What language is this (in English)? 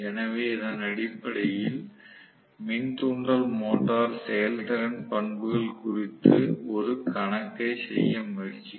Tamil